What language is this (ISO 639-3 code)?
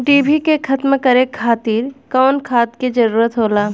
bho